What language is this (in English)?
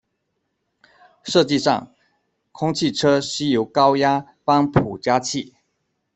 Chinese